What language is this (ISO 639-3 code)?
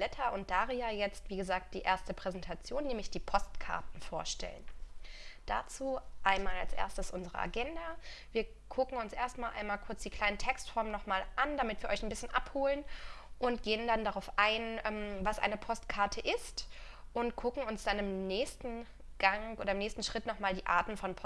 deu